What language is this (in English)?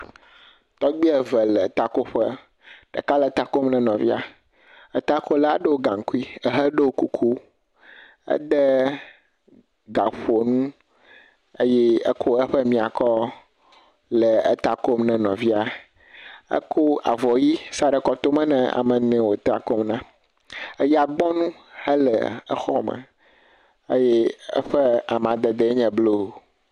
Ewe